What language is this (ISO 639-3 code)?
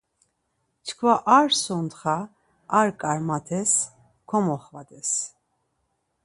lzz